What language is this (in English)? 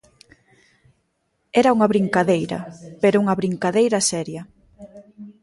Galician